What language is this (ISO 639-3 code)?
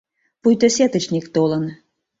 chm